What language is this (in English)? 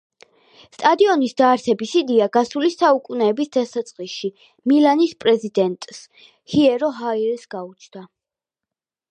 Georgian